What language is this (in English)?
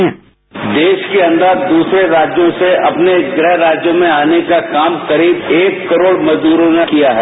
Hindi